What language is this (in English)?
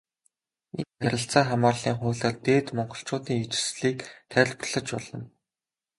Mongolian